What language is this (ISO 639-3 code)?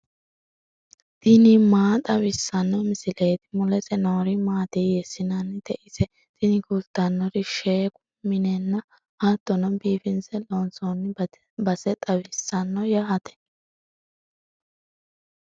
sid